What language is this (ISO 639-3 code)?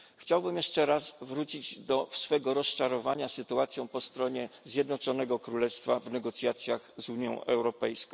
pol